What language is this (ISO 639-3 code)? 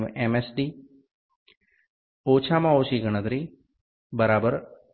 guj